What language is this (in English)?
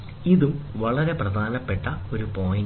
Malayalam